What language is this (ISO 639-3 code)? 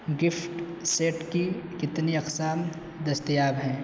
urd